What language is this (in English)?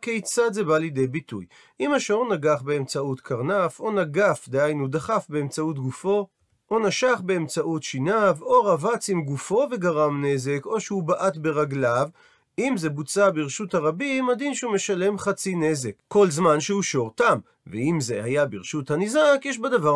Hebrew